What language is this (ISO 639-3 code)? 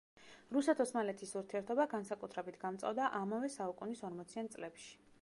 kat